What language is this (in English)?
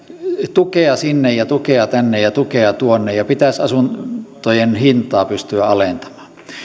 Finnish